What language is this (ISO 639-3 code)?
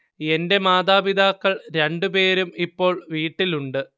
mal